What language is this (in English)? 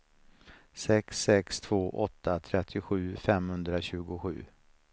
Swedish